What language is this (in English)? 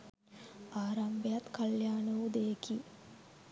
Sinhala